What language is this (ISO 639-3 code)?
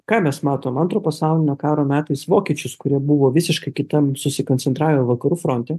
lit